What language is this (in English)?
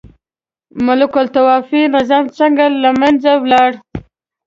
Pashto